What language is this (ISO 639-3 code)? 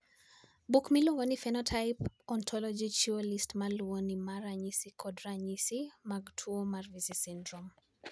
luo